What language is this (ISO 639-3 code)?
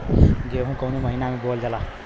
bho